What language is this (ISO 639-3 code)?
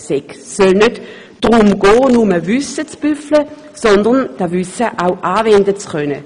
gsw